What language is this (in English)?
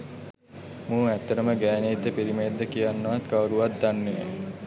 Sinhala